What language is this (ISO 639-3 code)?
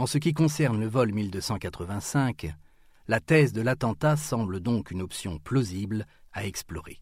fra